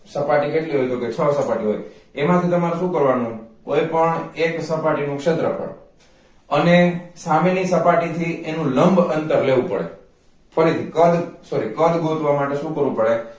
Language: Gujarati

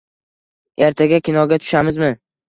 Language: Uzbek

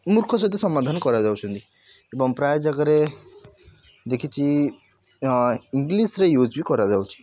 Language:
Odia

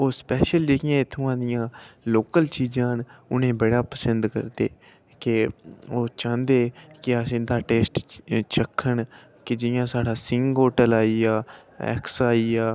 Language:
Dogri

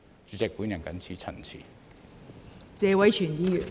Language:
Cantonese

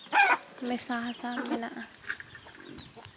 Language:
Santali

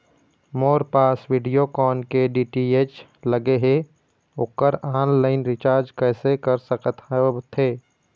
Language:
Chhattisgarhi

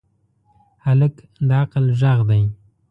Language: Pashto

